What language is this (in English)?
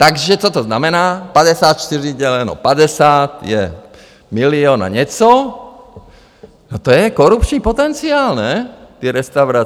Czech